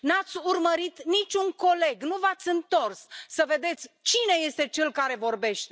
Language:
Romanian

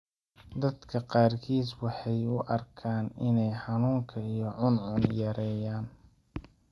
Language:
Somali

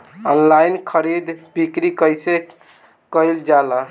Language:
Bhojpuri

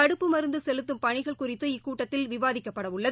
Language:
Tamil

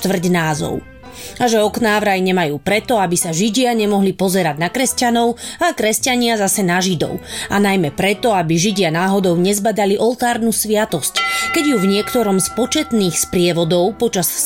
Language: Slovak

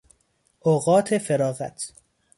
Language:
Persian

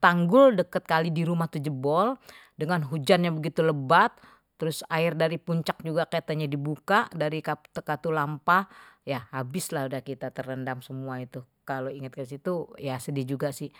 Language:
Betawi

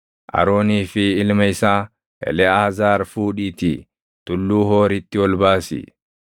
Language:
Oromo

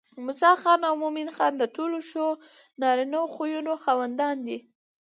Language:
Pashto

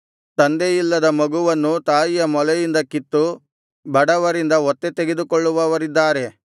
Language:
Kannada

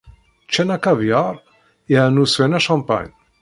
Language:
Kabyle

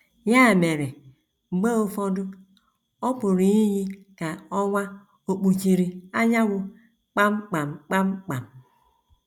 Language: Igbo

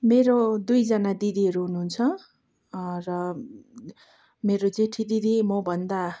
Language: Nepali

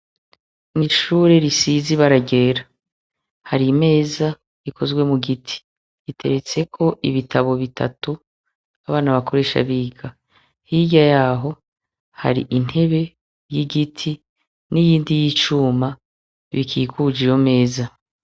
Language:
Rundi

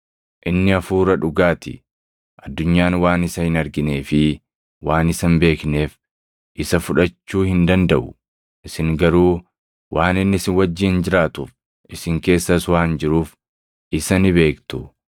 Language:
Oromo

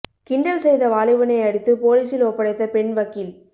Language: Tamil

